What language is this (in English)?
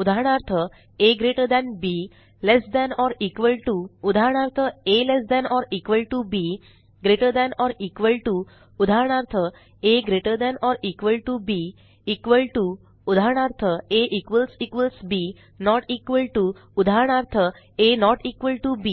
Marathi